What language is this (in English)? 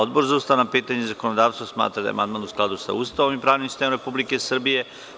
Serbian